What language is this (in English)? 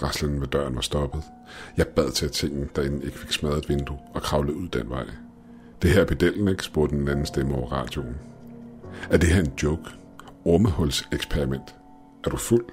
Danish